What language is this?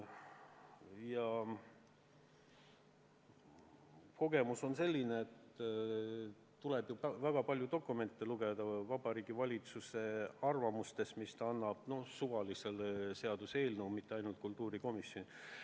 Estonian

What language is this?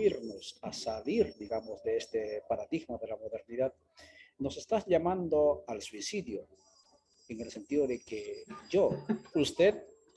Spanish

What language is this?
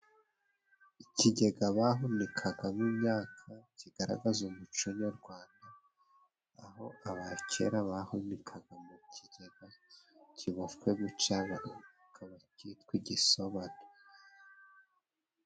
Kinyarwanda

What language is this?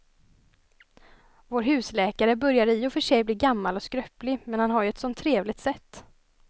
Swedish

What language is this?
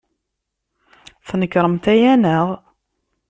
Kabyle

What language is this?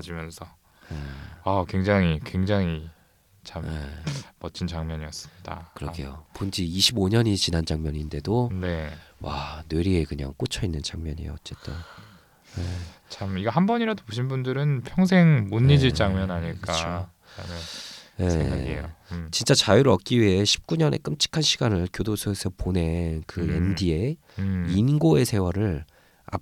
Korean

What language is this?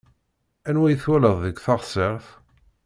Kabyle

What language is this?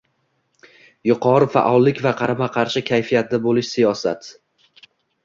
Uzbek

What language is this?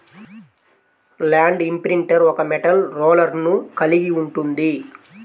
Telugu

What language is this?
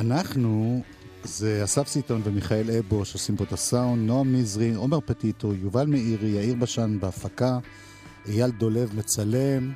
Hebrew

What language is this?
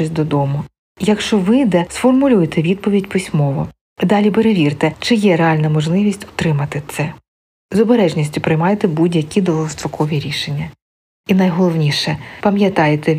Ukrainian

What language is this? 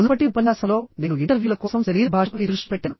Telugu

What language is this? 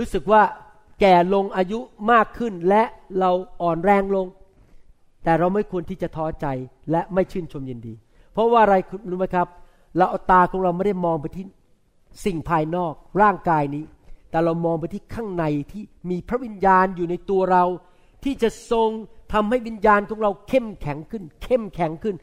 Thai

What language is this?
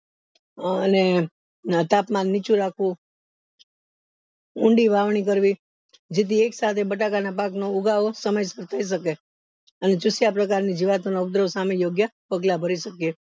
Gujarati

